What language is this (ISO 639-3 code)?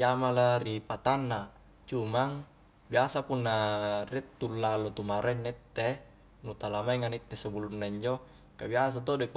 kjk